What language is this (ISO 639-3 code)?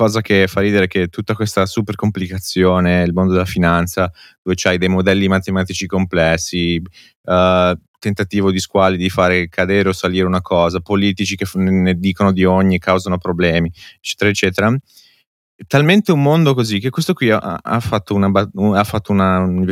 ita